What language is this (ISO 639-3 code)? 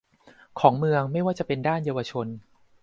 tha